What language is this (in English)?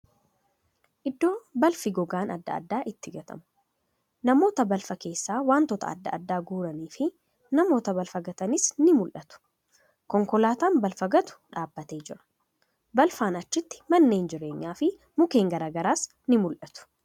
Oromo